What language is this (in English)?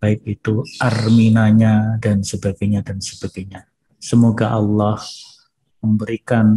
Indonesian